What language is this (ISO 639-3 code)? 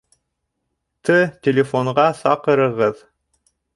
bak